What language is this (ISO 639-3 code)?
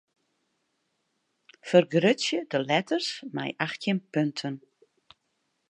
fry